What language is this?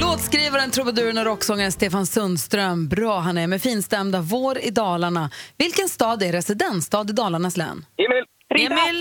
Swedish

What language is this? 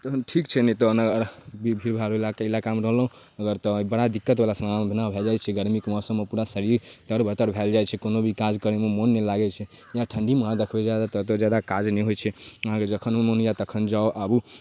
Maithili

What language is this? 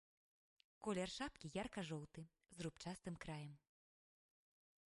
Belarusian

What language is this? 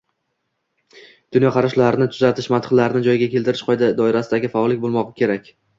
Uzbek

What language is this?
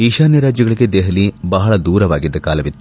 Kannada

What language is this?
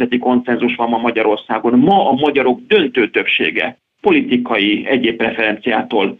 Hungarian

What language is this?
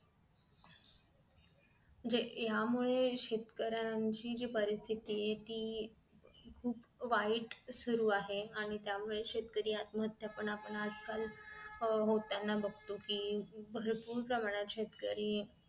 Marathi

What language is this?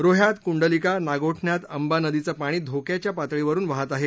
Marathi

